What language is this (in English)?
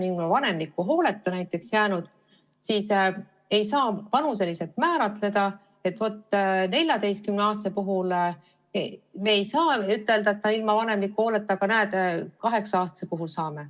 Estonian